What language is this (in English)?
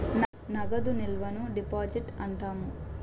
Telugu